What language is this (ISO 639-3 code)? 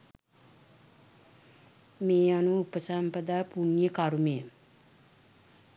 sin